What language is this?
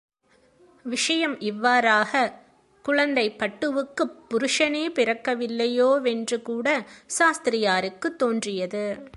Tamil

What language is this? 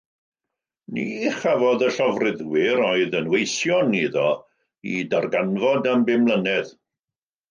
Welsh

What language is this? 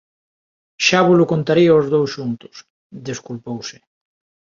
Galician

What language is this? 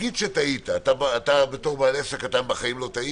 Hebrew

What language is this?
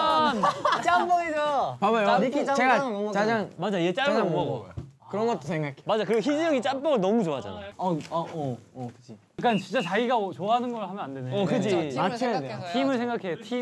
Korean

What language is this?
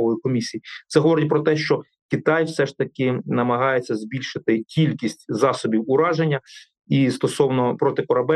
Ukrainian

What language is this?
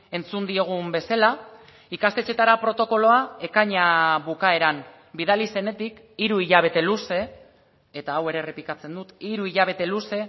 Basque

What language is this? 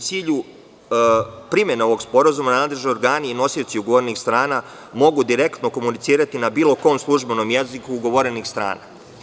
Serbian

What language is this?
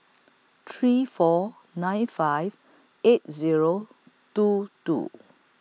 English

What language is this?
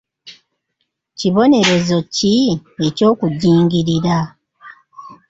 Ganda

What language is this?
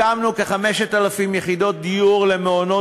Hebrew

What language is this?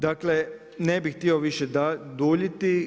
Croatian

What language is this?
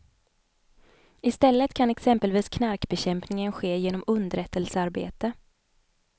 Swedish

